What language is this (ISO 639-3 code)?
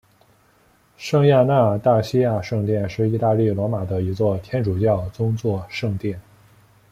zho